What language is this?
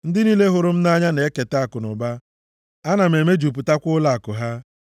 Igbo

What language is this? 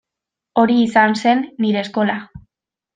Basque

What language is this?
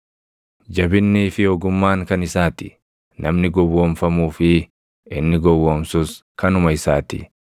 Oromo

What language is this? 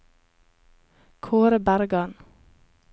Norwegian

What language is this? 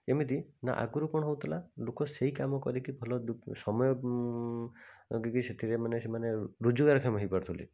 Odia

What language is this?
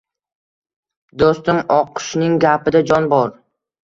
Uzbek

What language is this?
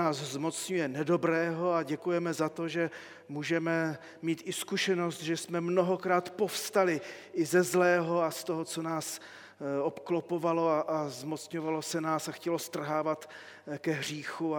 Czech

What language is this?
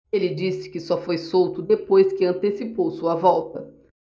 Portuguese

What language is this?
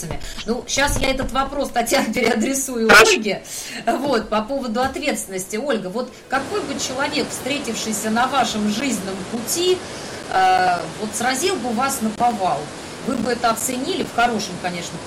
Russian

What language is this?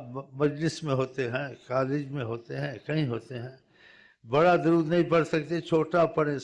Arabic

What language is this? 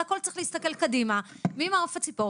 Hebrew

